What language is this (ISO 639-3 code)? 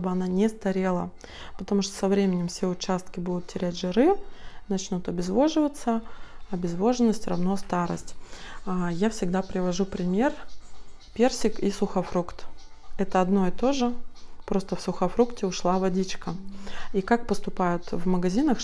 rus